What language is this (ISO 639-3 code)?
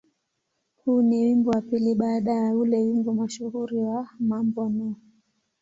swa